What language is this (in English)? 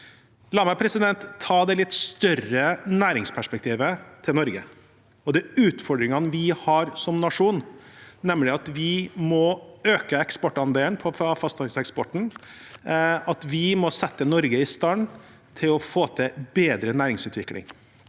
Norwegian